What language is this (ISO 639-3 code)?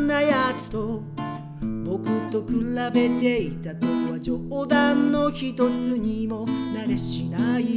jpn